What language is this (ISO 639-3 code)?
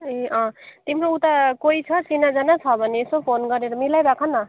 nep